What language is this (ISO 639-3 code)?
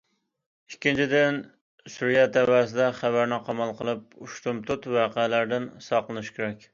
uig